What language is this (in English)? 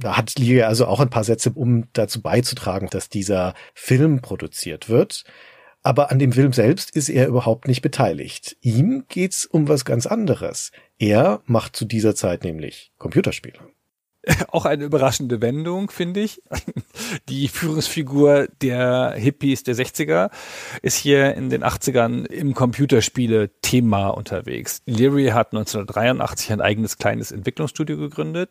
German